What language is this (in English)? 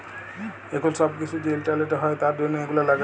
Bangla